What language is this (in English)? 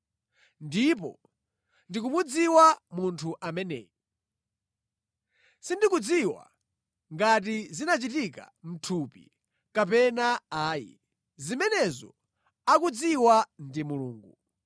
Nyanja